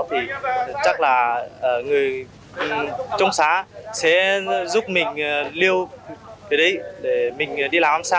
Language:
Vietnamese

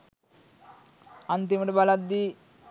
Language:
Sinhala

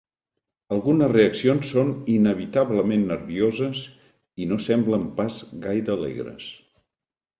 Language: Catalan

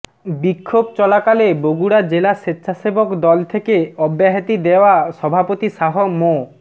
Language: Bangla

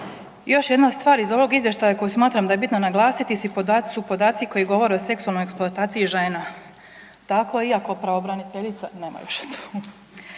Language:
Croatian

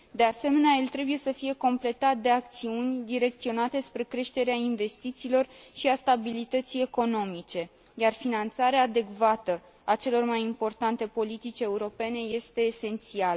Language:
Romanian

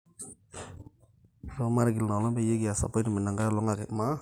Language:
Masai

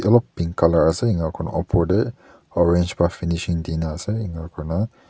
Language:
Naga Pidgin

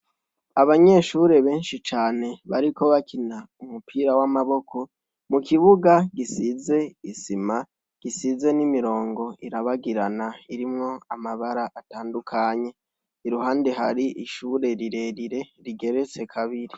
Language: Rundi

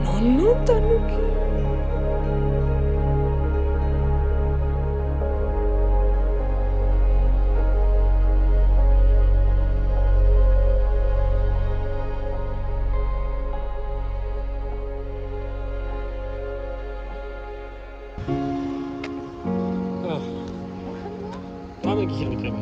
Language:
Japanese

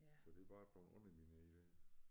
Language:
Danish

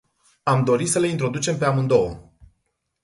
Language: Romanian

